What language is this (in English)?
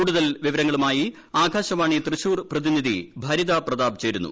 Malayalam